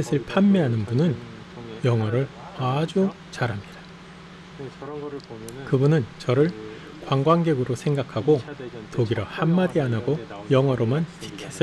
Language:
Korean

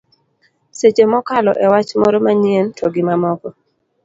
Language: Luo (Kenya and Tanzania)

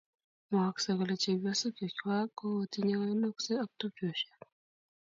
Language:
Kalenjin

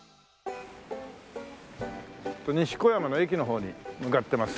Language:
Japanese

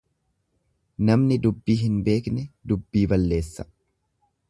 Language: Oromo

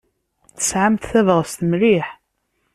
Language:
Kabyle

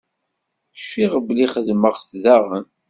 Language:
Kabyle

